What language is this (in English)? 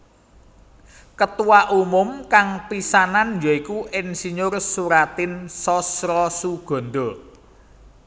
Javanese